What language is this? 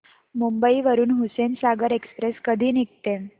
Marathi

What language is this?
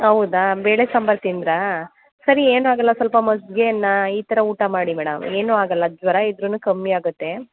Kannada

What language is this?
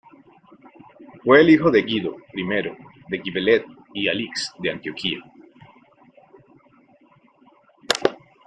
Spanish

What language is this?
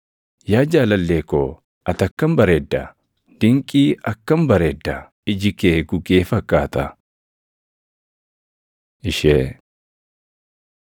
Oromo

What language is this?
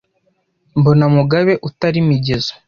Kinyarwanda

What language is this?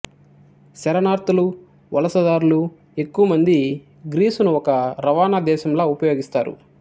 Telugu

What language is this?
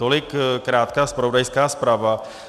Czech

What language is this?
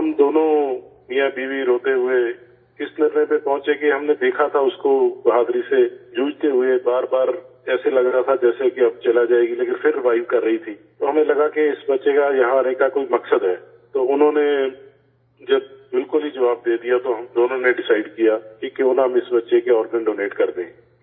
Urdu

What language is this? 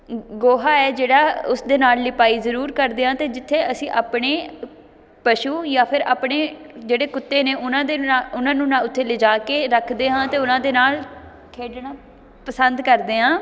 Punjabi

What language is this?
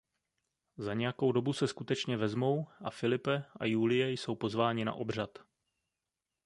Czech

